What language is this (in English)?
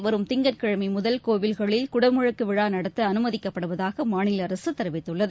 Tamil